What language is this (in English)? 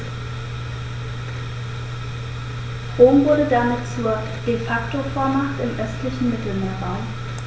German